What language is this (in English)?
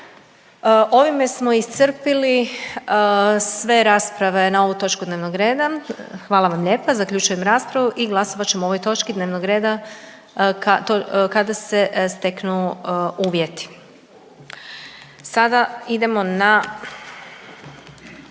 Croatian